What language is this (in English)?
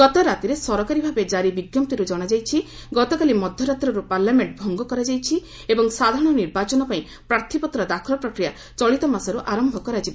Odia